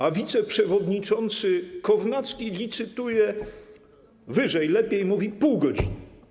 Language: Polish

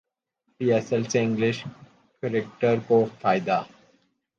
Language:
Urdu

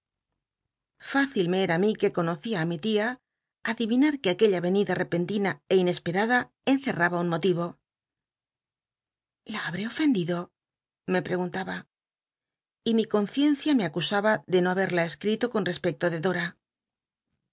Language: Spanish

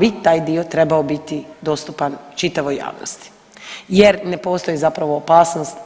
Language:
Croatian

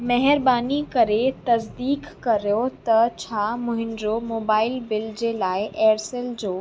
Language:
Sindhi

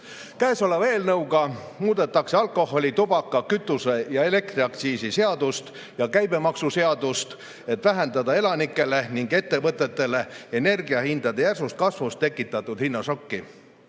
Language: Estonian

